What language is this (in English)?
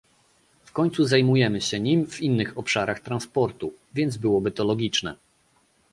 Polish